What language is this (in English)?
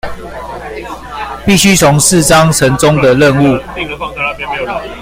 Chinese